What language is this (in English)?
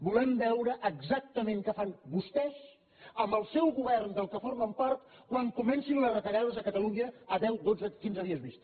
Catalan